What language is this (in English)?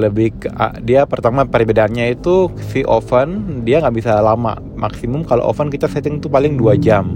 Indonesian